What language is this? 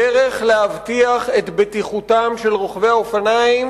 Hebrew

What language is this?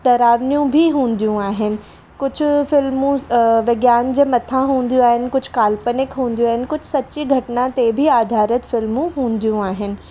Sindhi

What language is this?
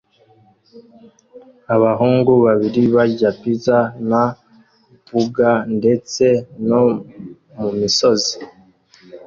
Kinyarwanda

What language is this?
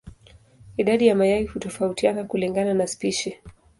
Swahili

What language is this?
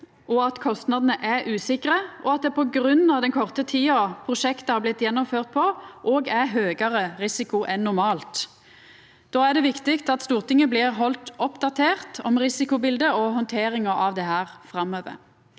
Norwegian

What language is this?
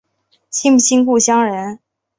Chinese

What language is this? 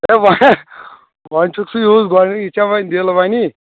Kashmiri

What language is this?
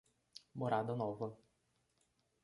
Portuguese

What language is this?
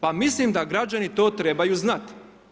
Croatian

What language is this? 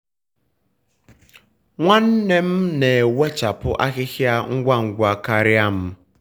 Igbo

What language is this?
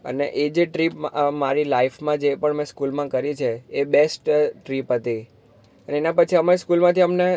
Gujarati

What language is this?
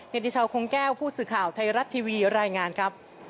Thai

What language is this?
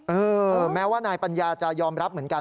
Thai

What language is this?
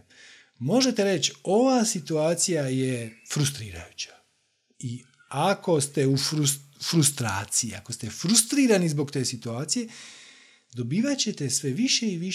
Croatian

